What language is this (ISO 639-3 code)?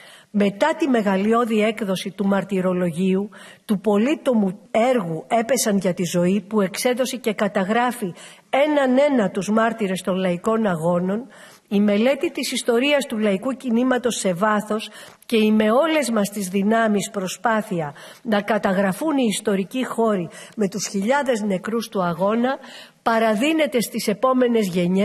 ell